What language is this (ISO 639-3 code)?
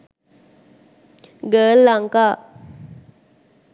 sin